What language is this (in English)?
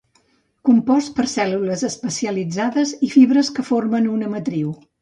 Catalan